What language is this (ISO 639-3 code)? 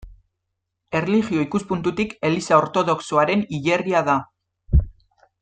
eus